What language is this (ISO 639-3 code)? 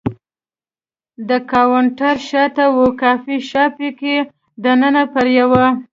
pus